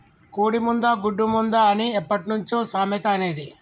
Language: Telugu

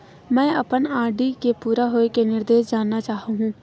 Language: Chhattisgarhi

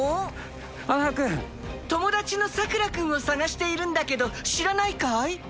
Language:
Japanese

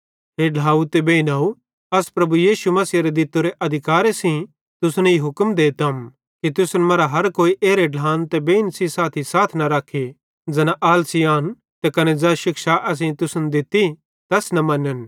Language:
Bhadrawahi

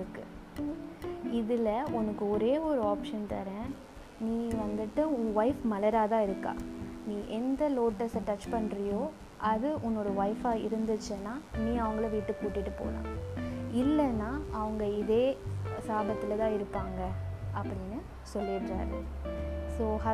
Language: Tamil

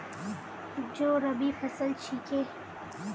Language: Magahi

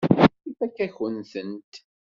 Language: Kabyle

